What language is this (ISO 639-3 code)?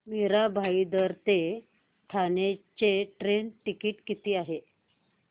mar